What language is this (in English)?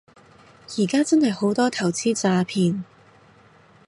Cantonese